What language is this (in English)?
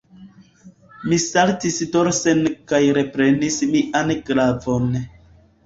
Esperanto